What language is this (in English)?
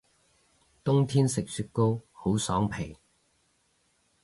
Cantonese